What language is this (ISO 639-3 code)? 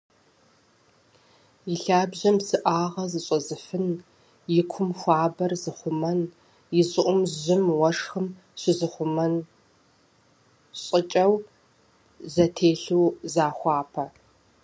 kbd